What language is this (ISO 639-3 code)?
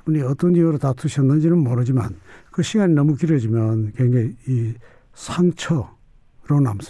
kor